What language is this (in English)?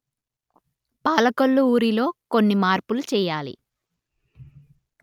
Telugu